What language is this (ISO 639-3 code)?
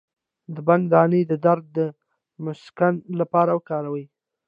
pus